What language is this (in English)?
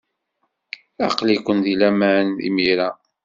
Kabyle